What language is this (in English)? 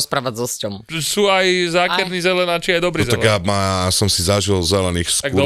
Slovak